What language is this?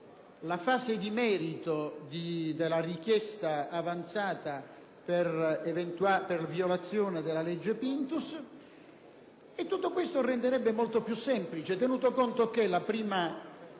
Italian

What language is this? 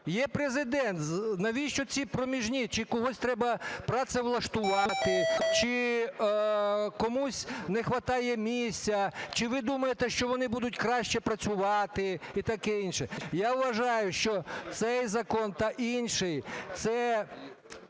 Ukrainian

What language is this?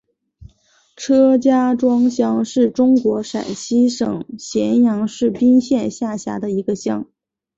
Chinese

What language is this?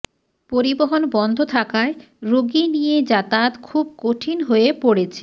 Bangla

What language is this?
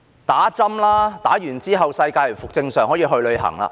Cantonese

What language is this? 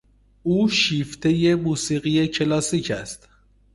Persian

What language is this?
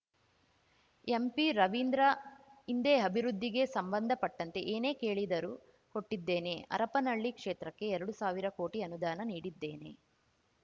Kannada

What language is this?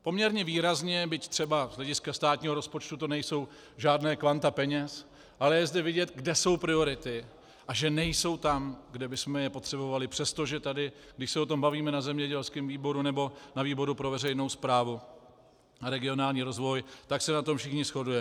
Czech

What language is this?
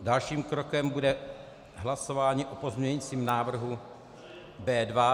Czech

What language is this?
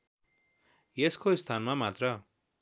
Nepali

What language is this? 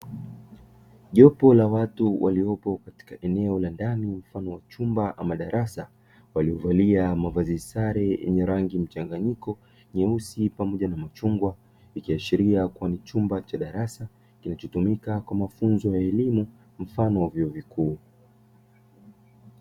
Swahili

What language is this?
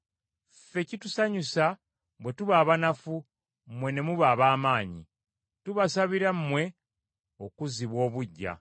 Ganda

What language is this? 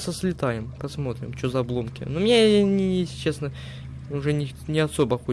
Russian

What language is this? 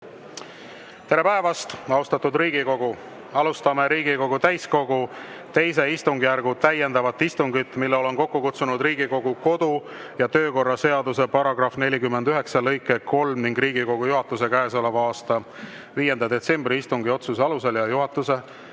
Estonian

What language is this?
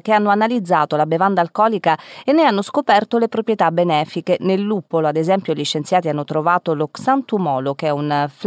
Italian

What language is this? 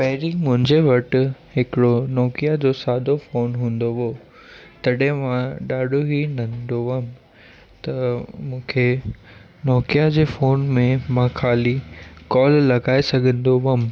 Sindhi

